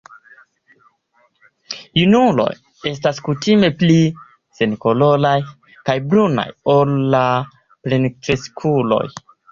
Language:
Esperanto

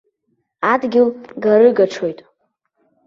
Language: Abkhazian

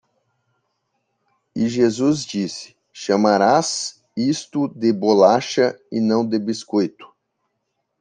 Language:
Portuguese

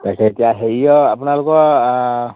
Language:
Assamese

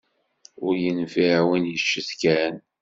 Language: Kabyle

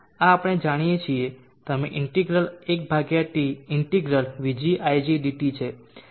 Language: Gujarati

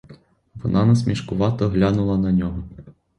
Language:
Ukrainian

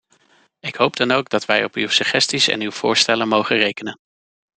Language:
Dutch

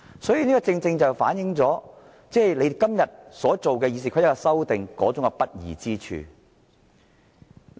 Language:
Cantonese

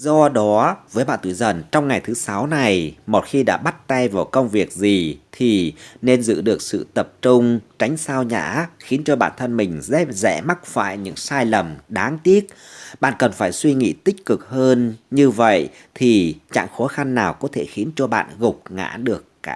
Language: Vietnamese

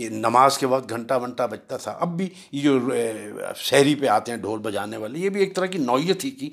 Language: Urdu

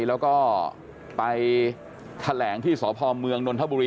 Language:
Thai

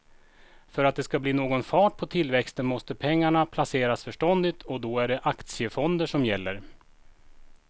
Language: Swedish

